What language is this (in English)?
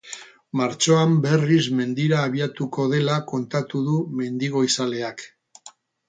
Basque